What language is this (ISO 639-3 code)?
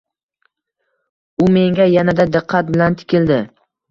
uzb